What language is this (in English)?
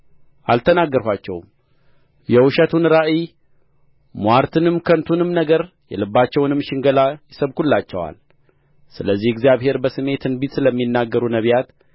Amharic